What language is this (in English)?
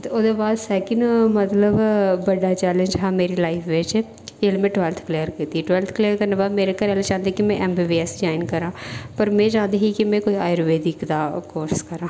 Dogri